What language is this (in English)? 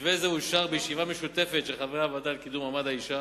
Hebrew